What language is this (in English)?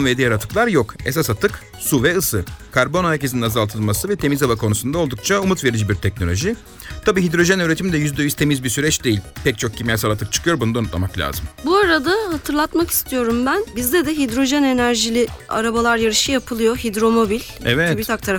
Turkish